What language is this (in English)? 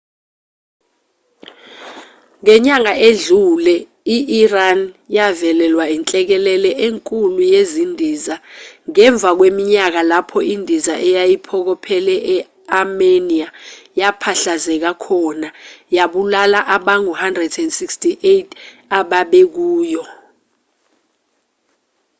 Zulu